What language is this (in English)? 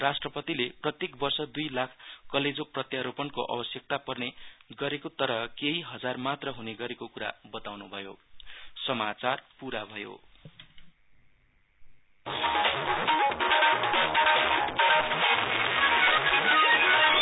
Nepali